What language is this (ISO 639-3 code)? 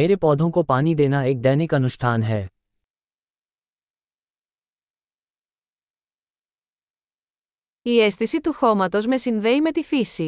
ell